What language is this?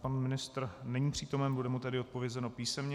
Czech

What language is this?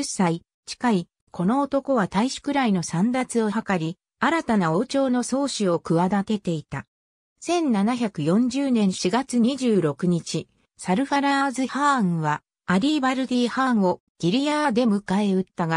Japanese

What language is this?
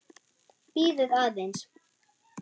Icelandic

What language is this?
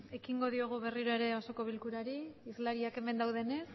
Basque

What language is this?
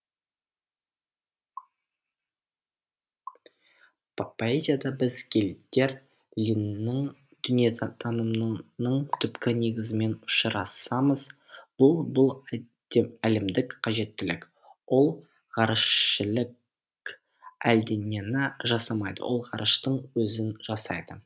Kazakh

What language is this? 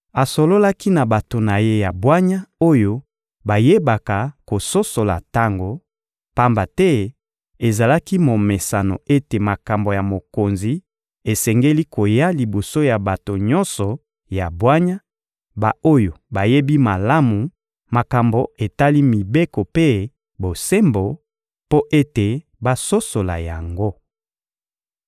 Lingala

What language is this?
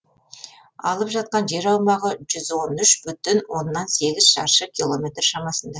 Kazakh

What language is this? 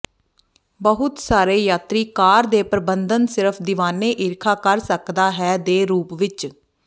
Punjabi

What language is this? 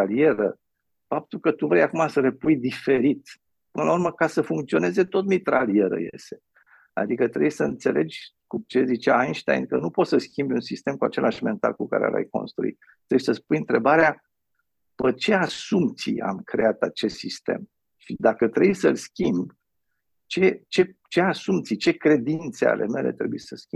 Romanian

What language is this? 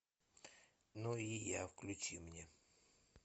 Russian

